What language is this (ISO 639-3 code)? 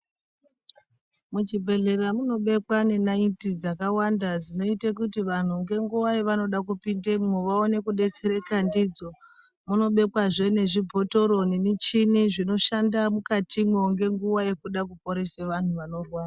ndc